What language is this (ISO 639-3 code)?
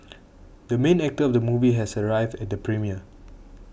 eng